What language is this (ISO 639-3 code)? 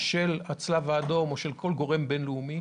heb